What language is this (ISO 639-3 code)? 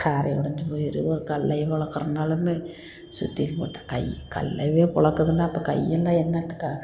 tam